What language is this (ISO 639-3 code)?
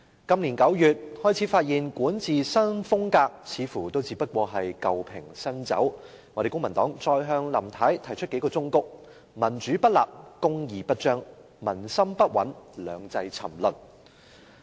yue